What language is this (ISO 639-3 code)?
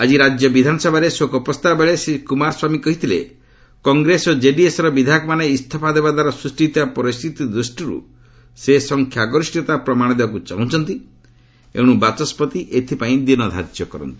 ori